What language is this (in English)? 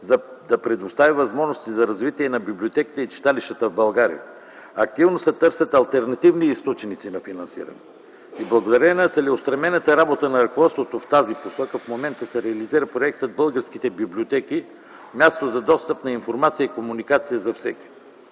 Bulgarian